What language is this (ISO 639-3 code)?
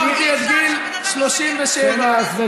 heb